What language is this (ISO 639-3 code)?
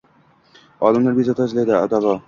uzb